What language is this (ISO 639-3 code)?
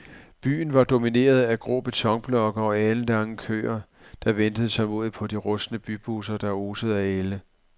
dan